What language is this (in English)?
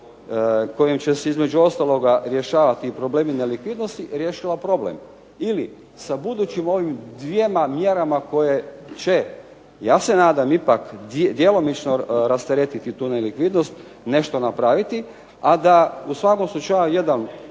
Croatian